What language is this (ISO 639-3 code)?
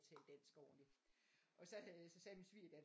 dan